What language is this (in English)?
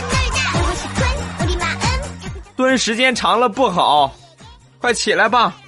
Chinese